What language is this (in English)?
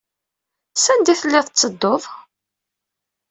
Kabyle